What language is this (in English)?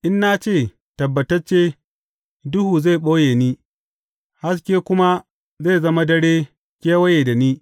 Hausa